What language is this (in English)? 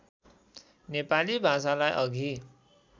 Nepali